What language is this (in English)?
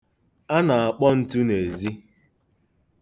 Igbo